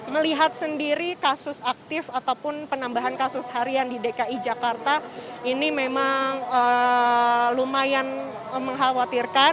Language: Indonesian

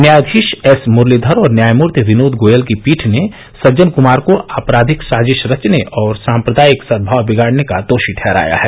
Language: Hindi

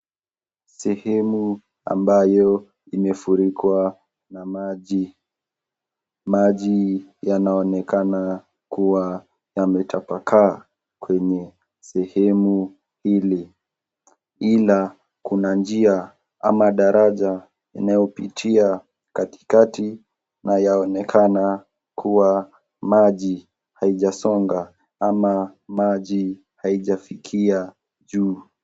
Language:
Swahili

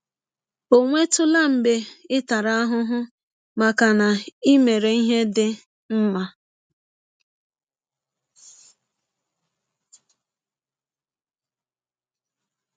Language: Igbo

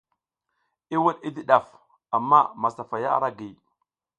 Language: South Giziga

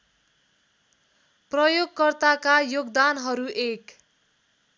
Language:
Nepali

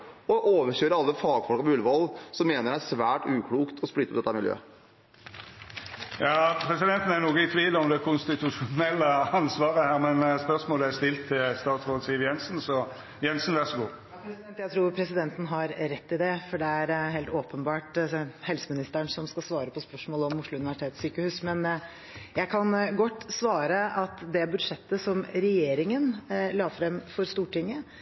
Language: Norwegian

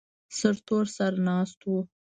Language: Pashto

